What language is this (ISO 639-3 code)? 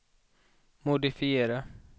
swe